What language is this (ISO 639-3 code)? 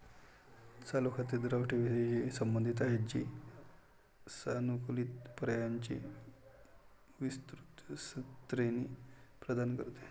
mar